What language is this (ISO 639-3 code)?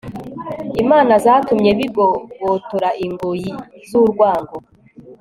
kin